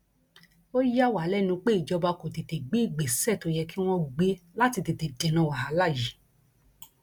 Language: Yoruba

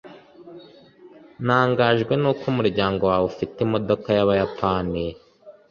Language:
Kinyarwanda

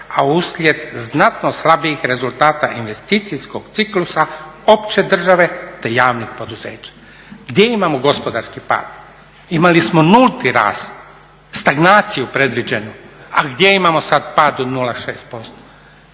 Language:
Croatian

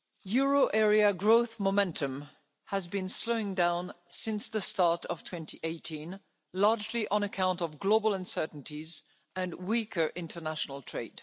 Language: English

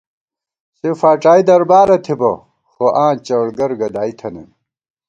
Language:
Gawar-Bati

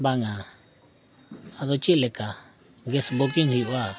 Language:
Santali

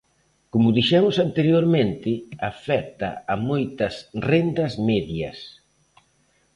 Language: Galician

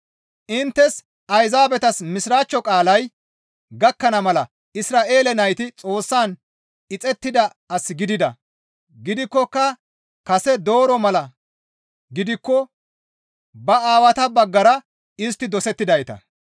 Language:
Gamo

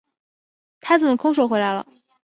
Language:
Chinese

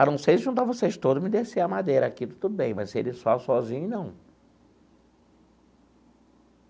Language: Portuguese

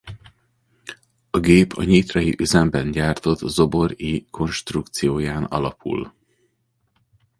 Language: Hungarian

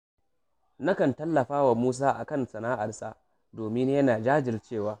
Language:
Hausa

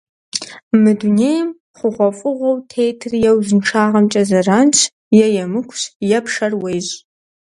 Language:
Kabardian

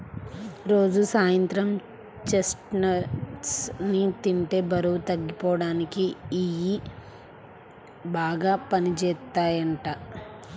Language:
Telugu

